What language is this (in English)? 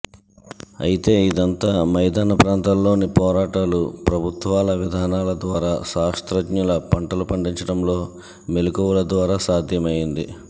Telugu